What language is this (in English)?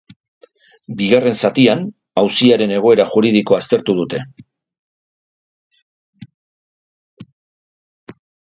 Basque